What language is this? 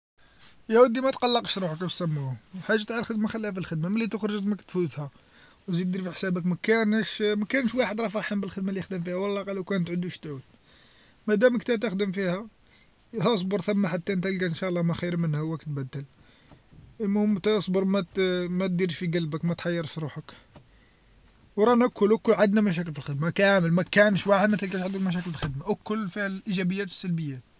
Algerian Arabic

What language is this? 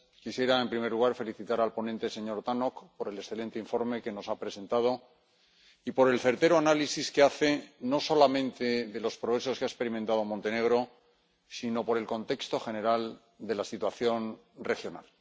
Spanish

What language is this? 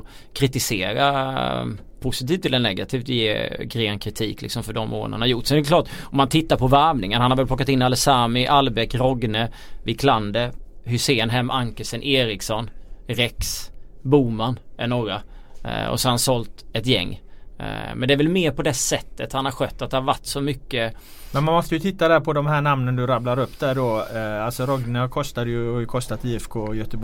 Swedish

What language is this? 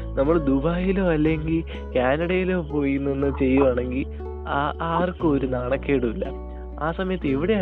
Malayalam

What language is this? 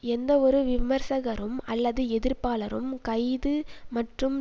Tamil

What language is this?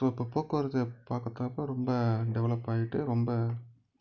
Tamil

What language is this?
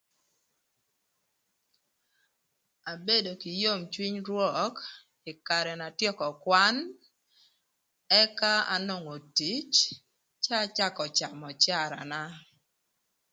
Thur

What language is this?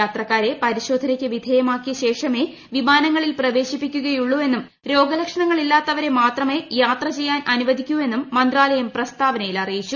Malayalam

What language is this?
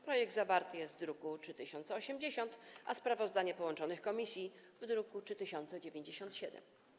Polish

